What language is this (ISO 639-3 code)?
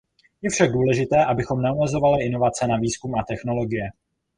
ces